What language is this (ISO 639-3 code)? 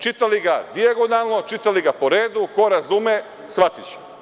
srp